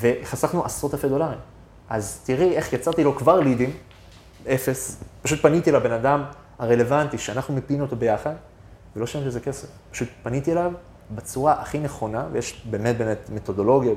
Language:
Hebrew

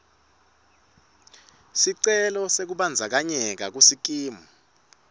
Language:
Swati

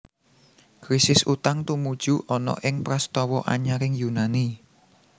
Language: Javanese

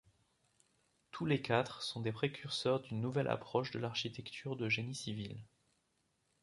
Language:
French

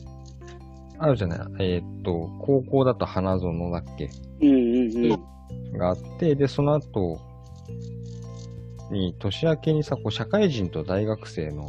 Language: Japanese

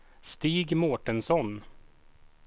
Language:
Swedish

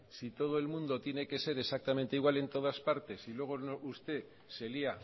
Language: Spanish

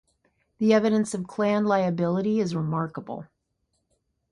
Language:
English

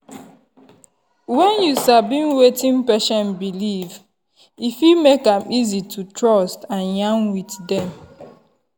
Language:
Nigerian Pidgin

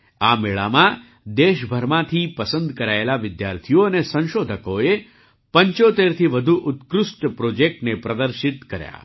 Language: Gujarati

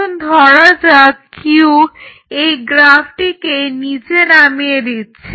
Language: Bangla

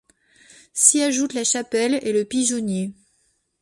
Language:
French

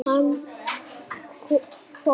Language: Icelandic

